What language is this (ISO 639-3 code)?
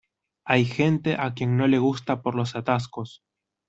spa